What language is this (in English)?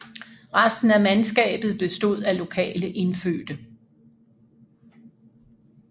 Danish